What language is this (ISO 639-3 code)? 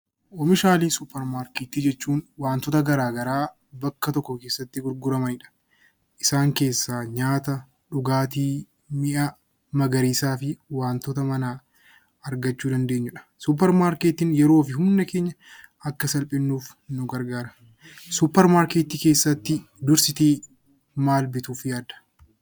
orm